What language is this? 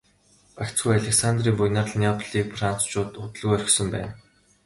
Mongolian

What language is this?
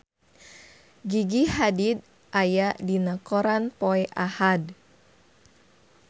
Sundanese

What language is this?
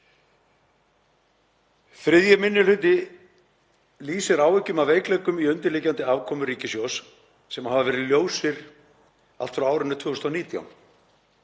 Icelandic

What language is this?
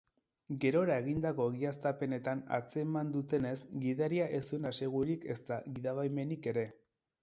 Basque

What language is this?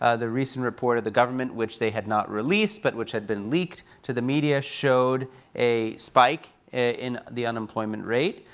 English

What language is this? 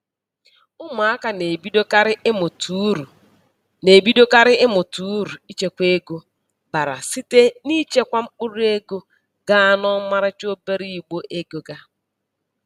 Igbo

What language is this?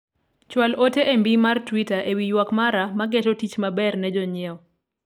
Luo (Kenya and Tanzania)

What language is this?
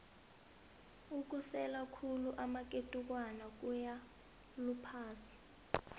South Ndebele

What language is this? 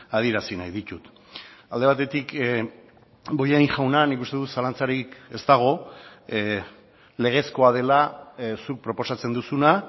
Basque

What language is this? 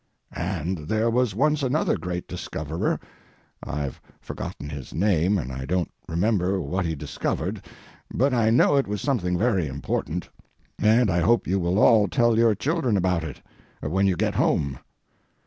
English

